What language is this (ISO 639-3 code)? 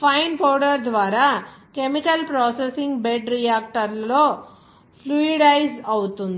tel